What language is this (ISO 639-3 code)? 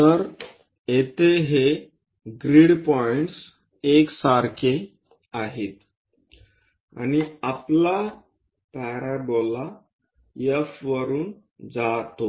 mar